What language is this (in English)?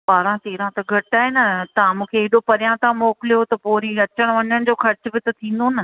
Sindhi